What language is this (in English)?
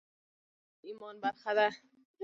Pashto